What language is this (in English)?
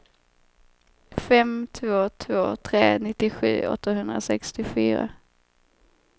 Swedish